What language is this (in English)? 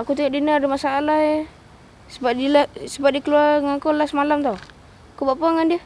Malay